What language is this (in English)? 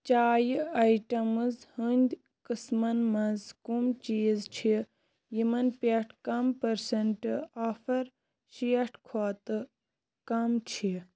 Kashmiri